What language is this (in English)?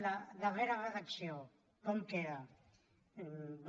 Catalan